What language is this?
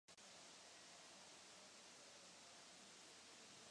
Czech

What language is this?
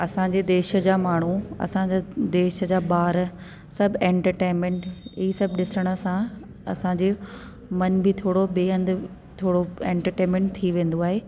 Sindhi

